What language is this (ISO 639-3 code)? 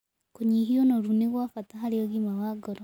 kik